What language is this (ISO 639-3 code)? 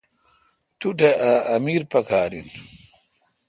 xka